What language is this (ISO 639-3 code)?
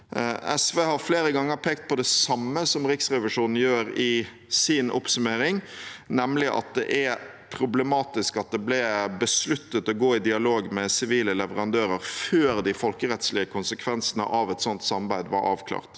nor